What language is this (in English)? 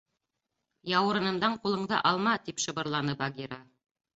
Bashkir